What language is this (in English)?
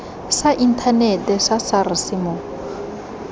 Tswana